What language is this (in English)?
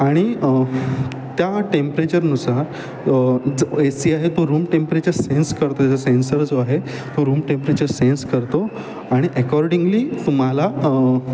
Marathi